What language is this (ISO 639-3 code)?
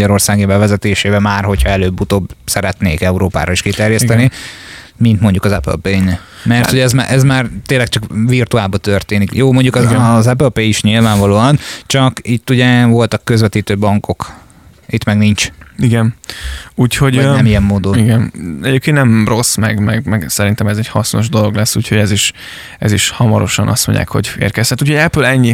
hun